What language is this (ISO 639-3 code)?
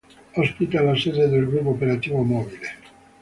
ita